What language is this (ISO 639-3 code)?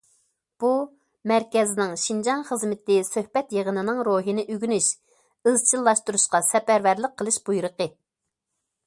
uig